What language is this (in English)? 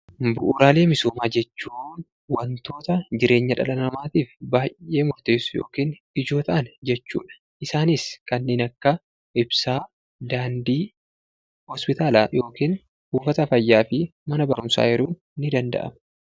Oromo